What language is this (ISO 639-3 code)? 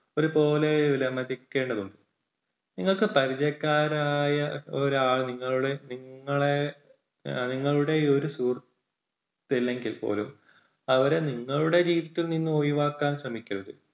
mal